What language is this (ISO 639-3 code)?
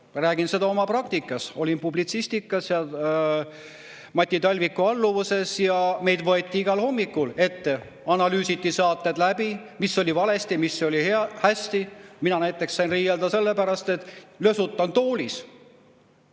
est